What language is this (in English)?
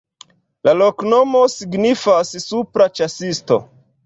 Esperanto